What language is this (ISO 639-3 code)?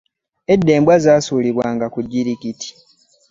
lug